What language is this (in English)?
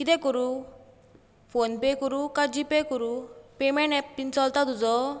Konkani